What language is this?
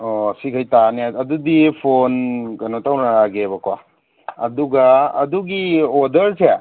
Manipuri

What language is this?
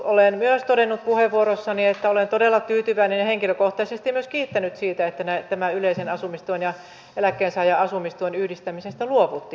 Finnish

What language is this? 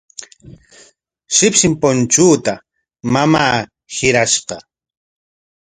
Corongo Ancash Quechua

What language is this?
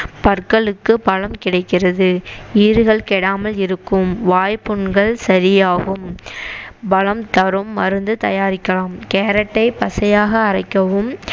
Tamil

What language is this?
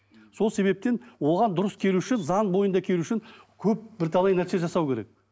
Kazakh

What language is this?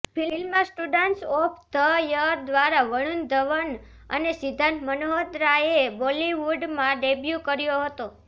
Gujarati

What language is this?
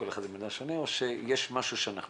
Hebrew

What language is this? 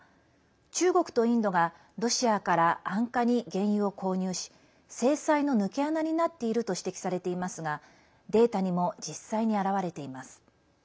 Japanese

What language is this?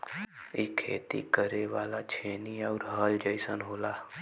Bhojpuri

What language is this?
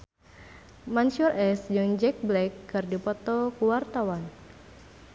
Sundanese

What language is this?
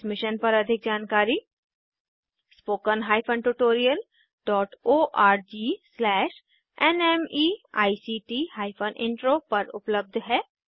Hindi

